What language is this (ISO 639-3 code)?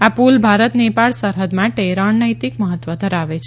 guj